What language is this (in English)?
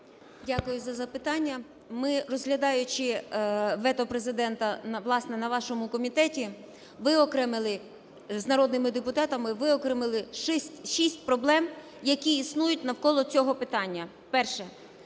Ukrainian